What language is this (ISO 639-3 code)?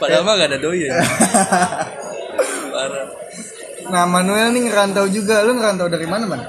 ind